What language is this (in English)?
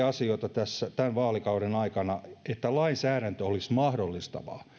Finnish